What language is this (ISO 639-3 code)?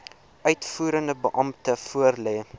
afr